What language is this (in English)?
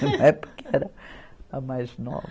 Portuguese